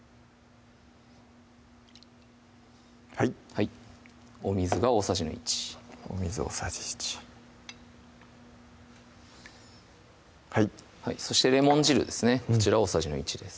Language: Japanese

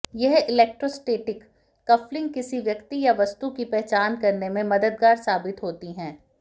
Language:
Hindi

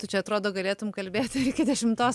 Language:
Lithuanian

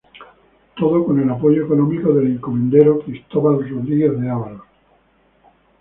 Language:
Spanish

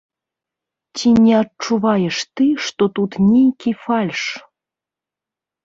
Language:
Belarusian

